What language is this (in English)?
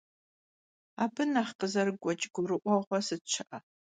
Kabardian